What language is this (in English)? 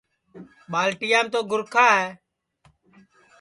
Sansi